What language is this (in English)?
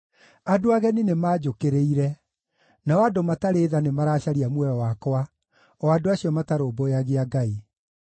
Kikuyu